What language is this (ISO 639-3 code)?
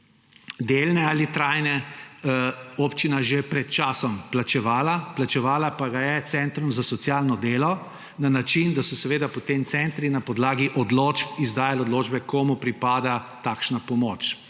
slv